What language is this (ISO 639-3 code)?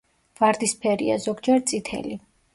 kat